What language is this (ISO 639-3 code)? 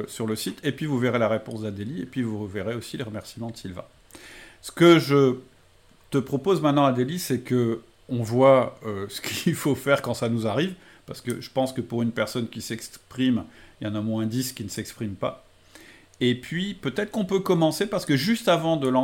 fra